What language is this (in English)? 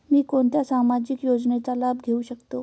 Marathi